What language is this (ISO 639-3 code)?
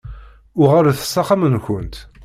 kab